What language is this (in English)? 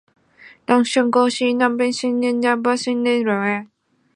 Chinese